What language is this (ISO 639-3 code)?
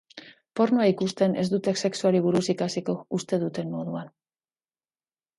eus